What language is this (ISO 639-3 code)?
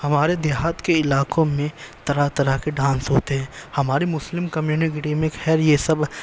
urd